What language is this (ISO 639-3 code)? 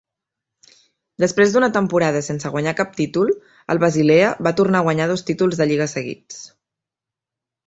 cat